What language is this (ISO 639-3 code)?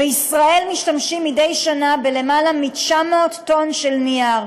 heb